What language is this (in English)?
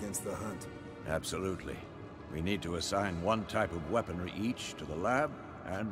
Turkish